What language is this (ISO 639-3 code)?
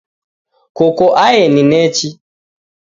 dav